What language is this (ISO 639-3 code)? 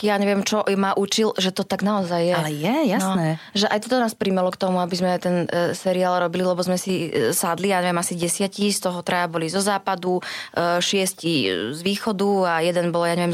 slk